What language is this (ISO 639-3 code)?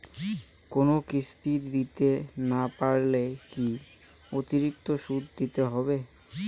ben